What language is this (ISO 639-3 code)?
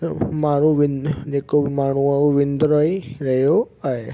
snd